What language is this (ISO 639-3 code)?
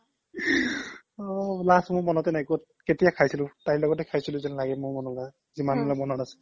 asm